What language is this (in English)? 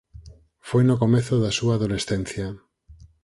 Galician